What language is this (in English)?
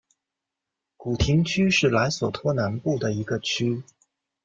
Chinese